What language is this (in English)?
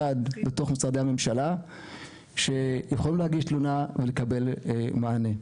Hebrew